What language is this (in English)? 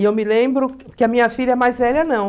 Portuguese